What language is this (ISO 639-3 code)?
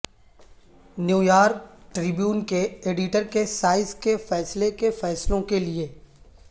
urd